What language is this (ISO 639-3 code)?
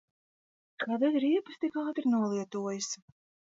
lav